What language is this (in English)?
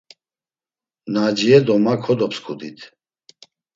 Laz